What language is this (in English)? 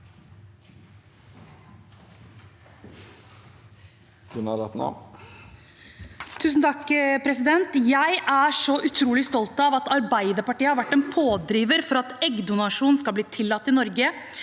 Norwegian